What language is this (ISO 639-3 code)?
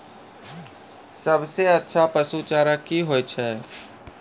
mai